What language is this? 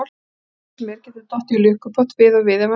Icelandic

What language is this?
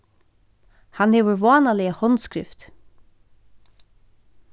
Faroese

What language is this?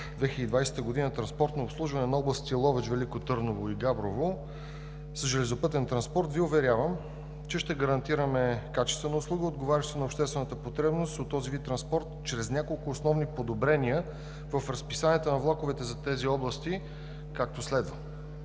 Bulgarian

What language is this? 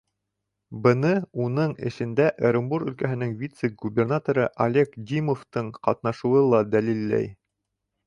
Bashkir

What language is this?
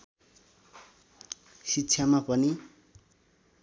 Nepali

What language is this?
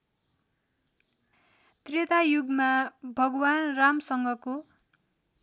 Nepali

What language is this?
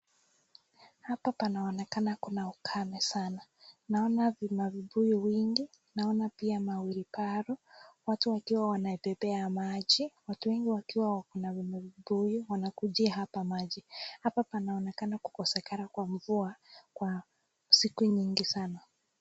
Swahili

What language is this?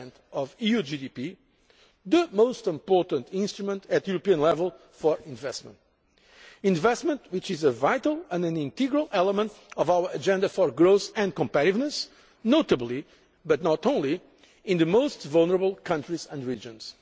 English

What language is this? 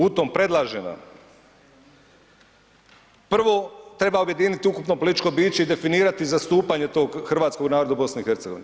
Croatian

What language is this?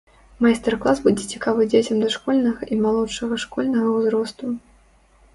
Belarusian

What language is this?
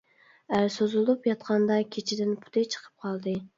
Uyghur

